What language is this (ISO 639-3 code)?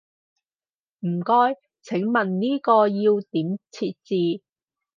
yue